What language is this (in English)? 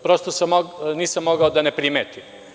Serbian